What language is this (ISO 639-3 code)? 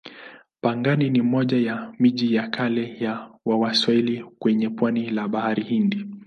swa